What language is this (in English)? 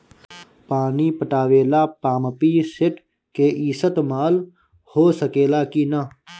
Bhojpuri